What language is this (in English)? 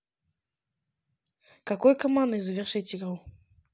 Russian